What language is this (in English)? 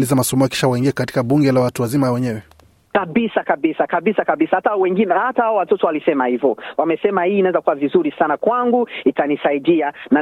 Swahili